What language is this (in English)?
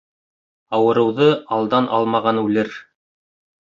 Bashkir